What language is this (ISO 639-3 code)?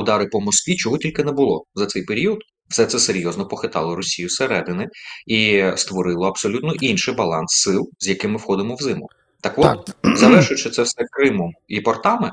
ukr